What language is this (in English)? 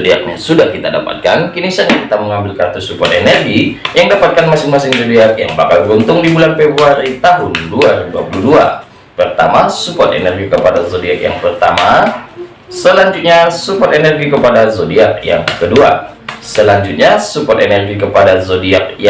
Indonesian